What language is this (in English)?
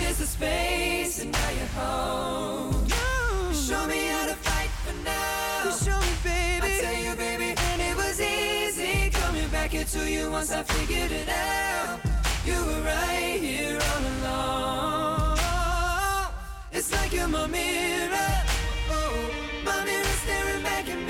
Dutch